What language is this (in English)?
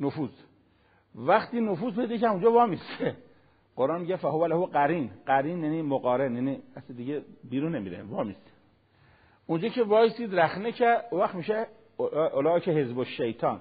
Persian